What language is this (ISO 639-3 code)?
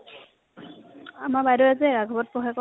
asm